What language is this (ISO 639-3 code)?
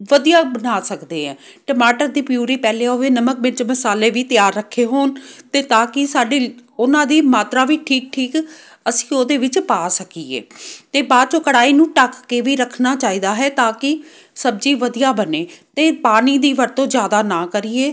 pan